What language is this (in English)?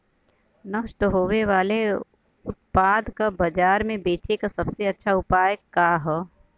Bhojpuri